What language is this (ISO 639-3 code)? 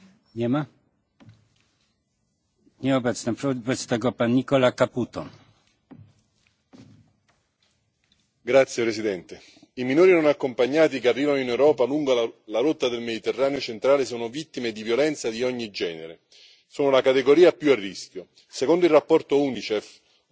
ita